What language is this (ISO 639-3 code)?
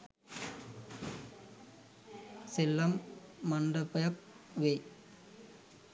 sin